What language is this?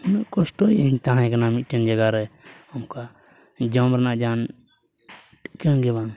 Santali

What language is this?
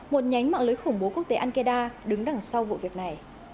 Vietnamese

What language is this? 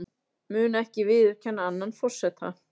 Icelandic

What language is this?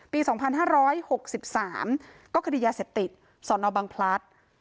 Thai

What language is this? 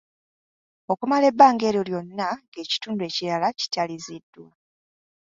Ganda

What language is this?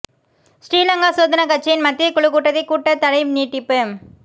Tamil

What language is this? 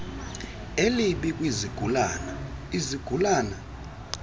Xhosa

